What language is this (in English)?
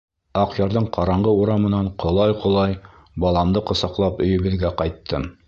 Bashkir